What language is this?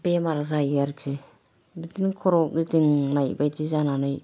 Bodo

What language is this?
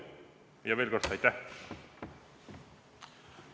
Estonian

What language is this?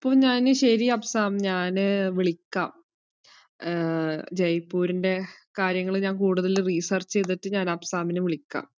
Malayalam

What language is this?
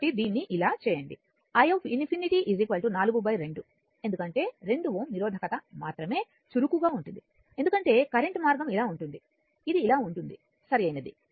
Telugu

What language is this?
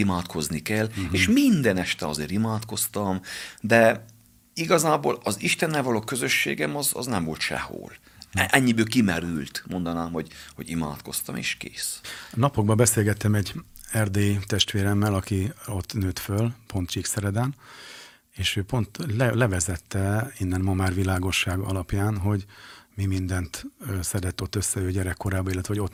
Hungarian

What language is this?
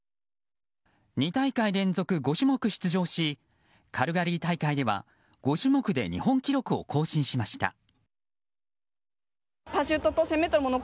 Japanese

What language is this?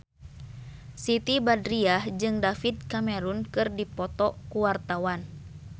Sundanese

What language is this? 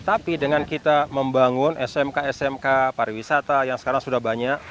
Indonesian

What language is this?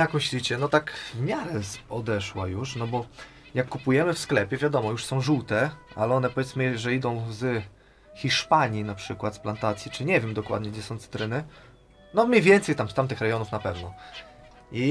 Polish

